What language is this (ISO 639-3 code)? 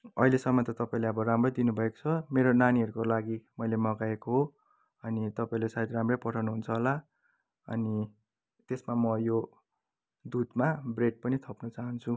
nep